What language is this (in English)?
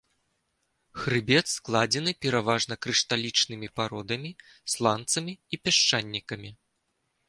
Belarusian